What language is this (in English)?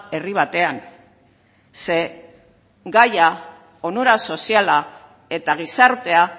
Basque